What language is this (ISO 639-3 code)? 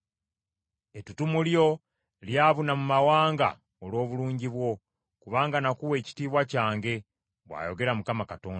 lug